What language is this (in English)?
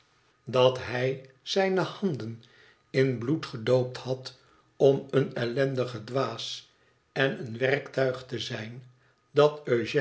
Dutch